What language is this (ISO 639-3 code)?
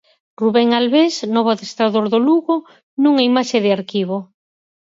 glg